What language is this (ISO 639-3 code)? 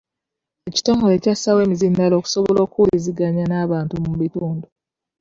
lug